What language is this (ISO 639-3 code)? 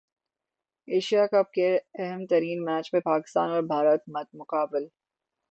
urd